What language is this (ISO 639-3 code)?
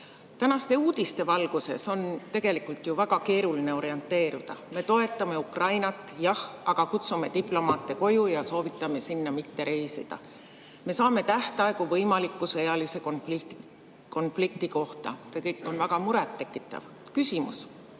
est